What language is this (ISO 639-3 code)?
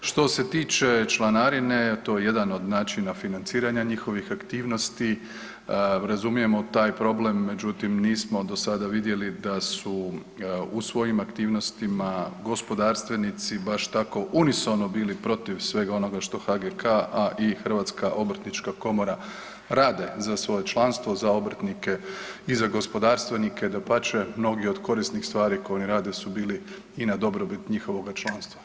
hrv